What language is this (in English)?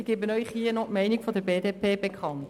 Swiss German